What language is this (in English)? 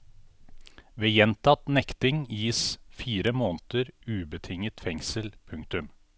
Norwegian